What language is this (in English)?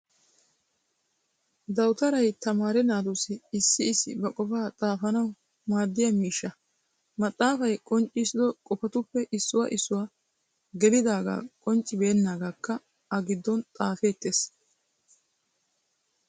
Wolaytta